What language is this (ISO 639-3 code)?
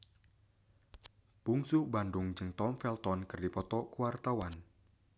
sun